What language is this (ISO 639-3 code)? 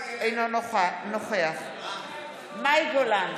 heb